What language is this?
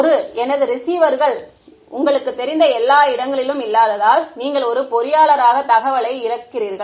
Tamil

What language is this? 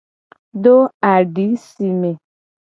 Gen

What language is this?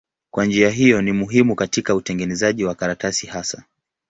Swahili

